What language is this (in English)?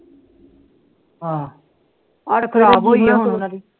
Punjabi